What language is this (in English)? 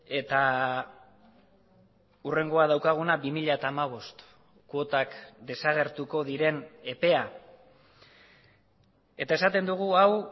Basque